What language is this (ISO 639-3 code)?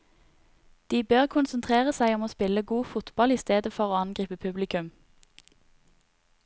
nor